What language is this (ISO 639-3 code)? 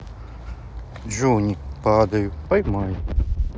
rus